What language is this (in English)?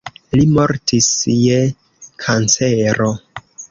Esperanto